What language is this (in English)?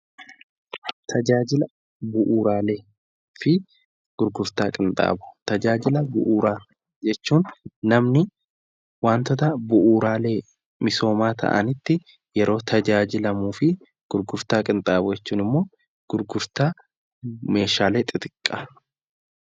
Oromo